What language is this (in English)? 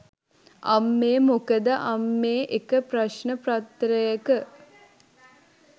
Sinhala